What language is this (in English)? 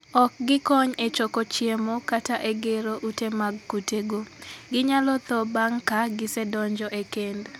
Luo (Kenya and Tanzania)